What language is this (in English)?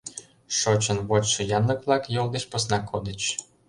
Mari